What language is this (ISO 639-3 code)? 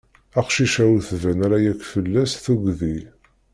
kab